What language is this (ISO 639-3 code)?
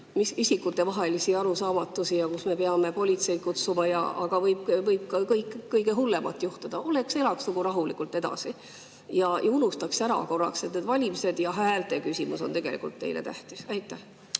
est